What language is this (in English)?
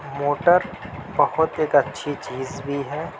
Urdu